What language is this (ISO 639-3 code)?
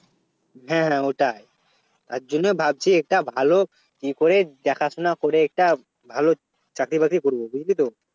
ben